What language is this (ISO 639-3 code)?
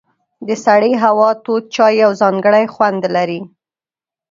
pus